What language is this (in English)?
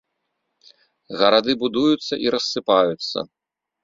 Belarusian